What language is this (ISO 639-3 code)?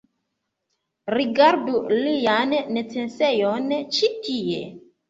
epo